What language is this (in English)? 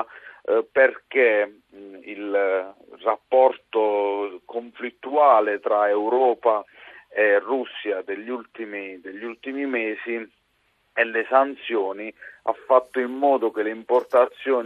Italian